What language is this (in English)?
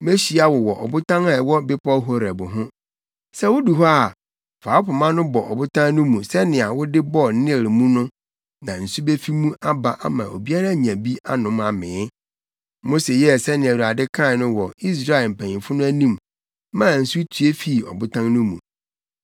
Akan